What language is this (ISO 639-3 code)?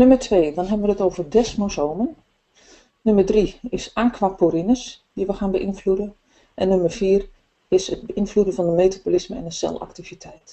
nld